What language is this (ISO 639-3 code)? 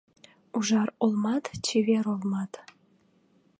chm